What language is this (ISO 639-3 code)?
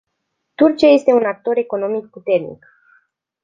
ron